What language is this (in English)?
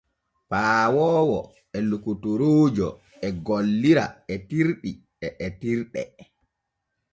Borgu Fulfulde